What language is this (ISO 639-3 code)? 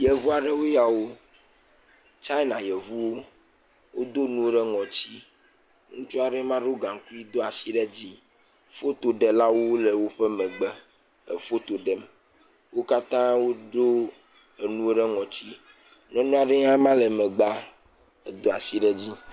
ewe